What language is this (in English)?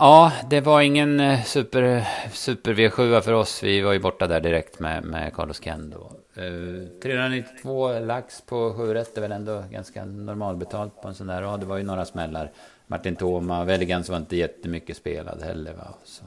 Swedish